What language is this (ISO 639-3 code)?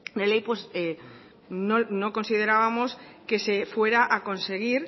spa